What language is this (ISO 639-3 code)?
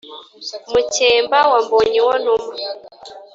kin